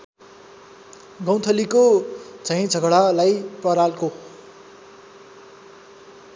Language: Nepali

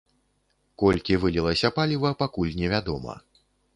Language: Belarusian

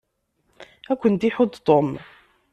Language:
Kabyle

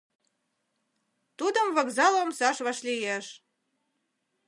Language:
Mari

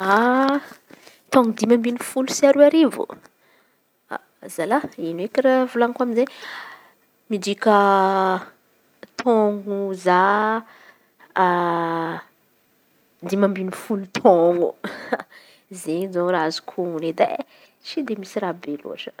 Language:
Antankarana Malagasy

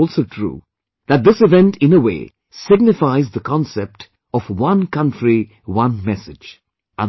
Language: English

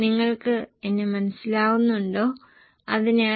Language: Malayalam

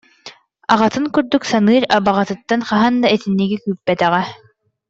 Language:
Yakut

